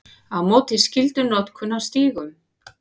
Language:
Icelandic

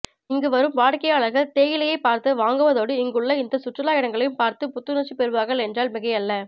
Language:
Tamil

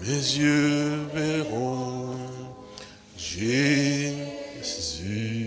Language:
French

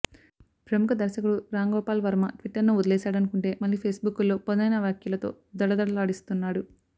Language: Telugu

